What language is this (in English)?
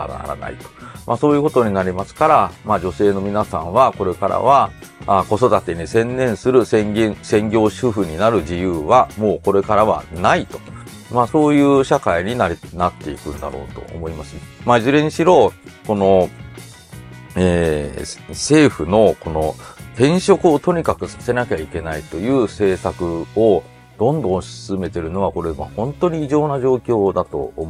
Japanese